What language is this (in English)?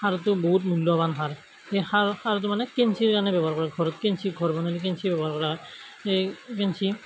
Assamese